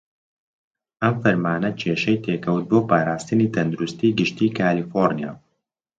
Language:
Central Kurdish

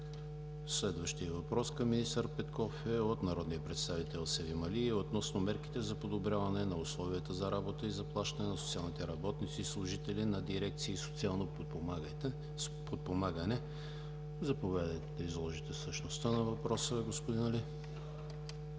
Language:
Bulgarian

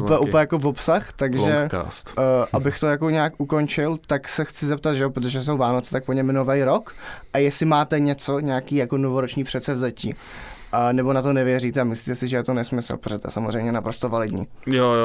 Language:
Czech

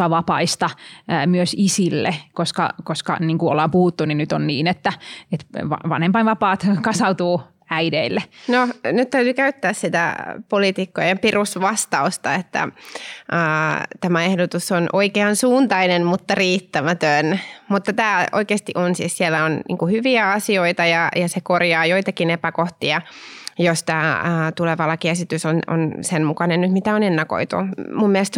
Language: Finnish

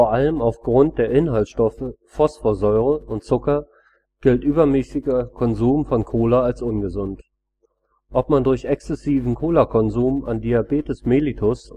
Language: German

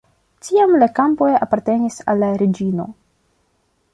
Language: Esperanto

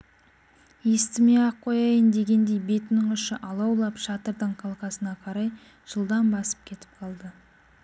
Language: Kazakh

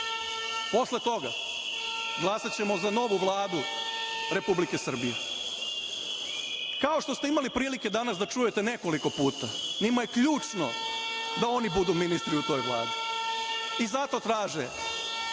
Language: Serbian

